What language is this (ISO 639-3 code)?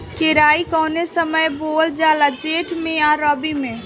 bho